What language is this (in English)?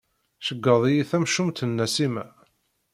Kabyle